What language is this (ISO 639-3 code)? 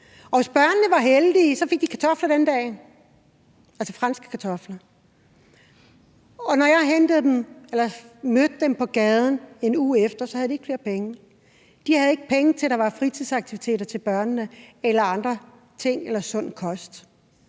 dan